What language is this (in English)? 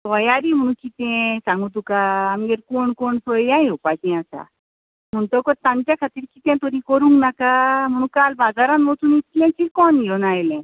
Konkani